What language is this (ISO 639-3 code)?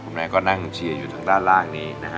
tha